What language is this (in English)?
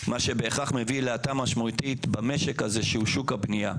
Hebrew